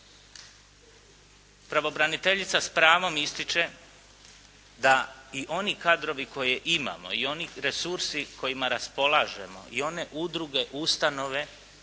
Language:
Croatian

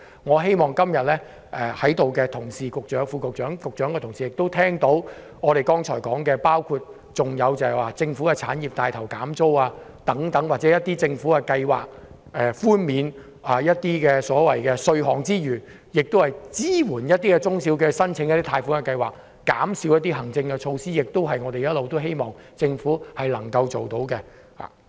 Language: Cantonese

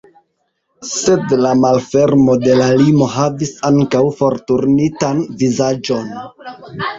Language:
Esperanto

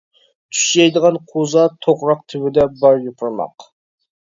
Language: Uyghur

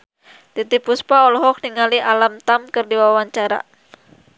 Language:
Sundanese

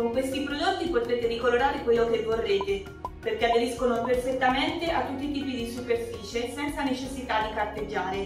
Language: Italian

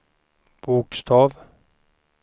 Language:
Swedish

